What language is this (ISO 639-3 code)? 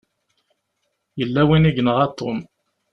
kab